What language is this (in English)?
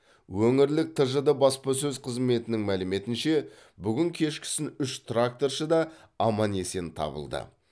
Kazakh